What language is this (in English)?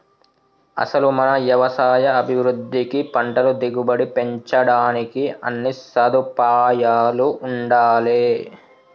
Telugu